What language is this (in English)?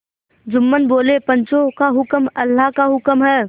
Hindi